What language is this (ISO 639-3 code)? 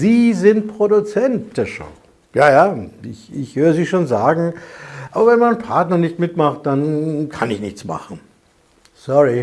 deu